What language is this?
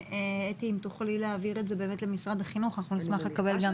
Hebrew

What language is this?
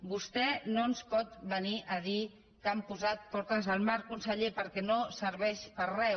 Catalan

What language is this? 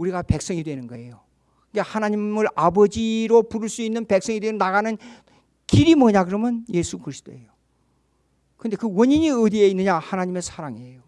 Korean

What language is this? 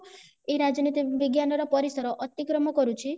Odia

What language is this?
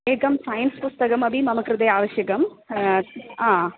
Sanskrit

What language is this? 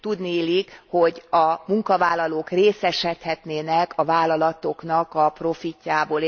Hungarian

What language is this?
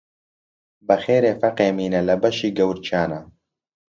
Central Kurdish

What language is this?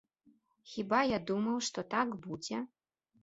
Belarusian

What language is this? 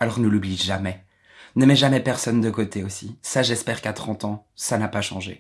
French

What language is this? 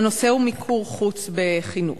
Hebrew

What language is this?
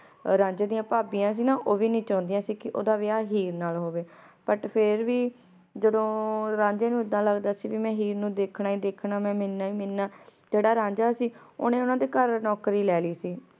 Punjabi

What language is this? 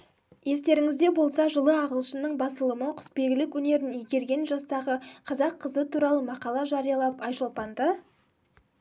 Kazakh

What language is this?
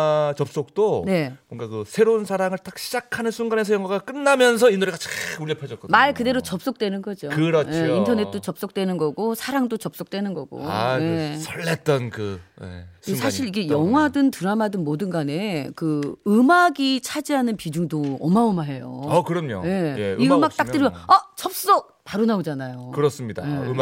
Korean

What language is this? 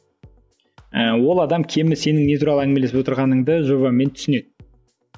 Kazakh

